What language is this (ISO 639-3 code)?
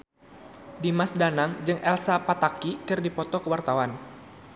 sun